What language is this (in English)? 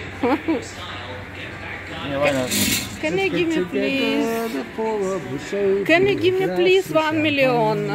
Russian